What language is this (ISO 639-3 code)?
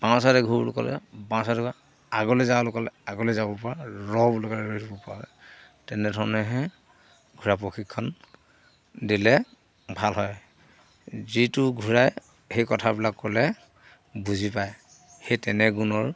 asm